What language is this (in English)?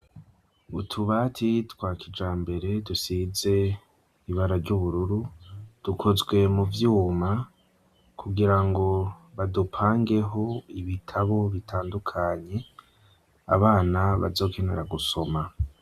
Rundi